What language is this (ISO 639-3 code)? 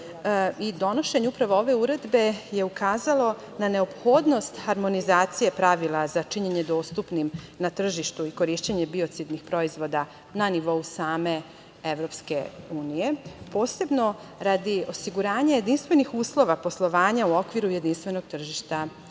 srp